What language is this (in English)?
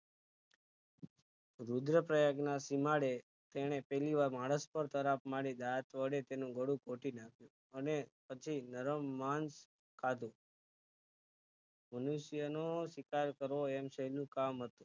Gujarati